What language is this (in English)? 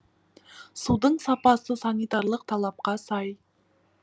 Kazakh